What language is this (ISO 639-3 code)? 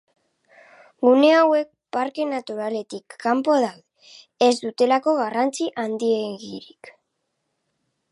eus